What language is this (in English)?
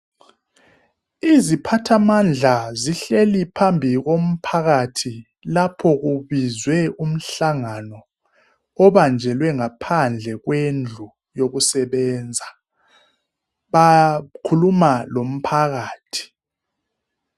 North Ndebele